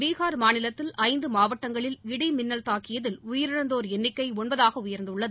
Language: Tamil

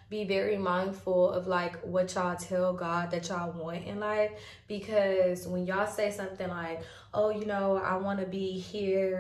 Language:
English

